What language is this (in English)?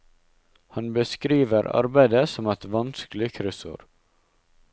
Norwegian